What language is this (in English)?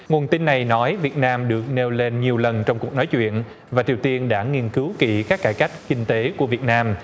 Vietnamese